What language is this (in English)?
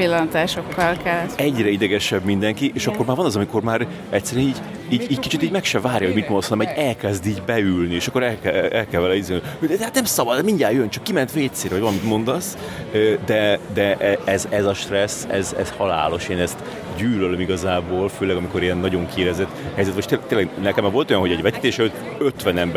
Hungarian